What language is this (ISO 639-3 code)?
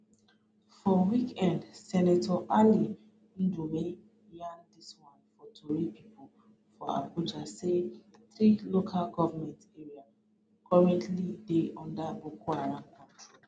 pcm